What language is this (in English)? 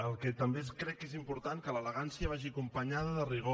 Catalan